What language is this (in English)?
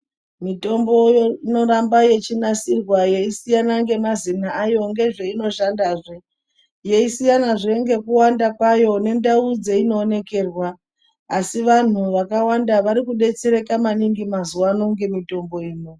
Ndau